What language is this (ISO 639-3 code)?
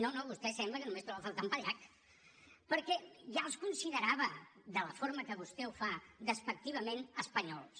cat